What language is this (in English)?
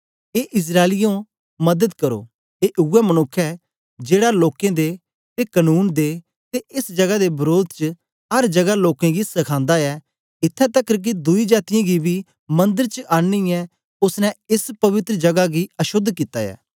Dogri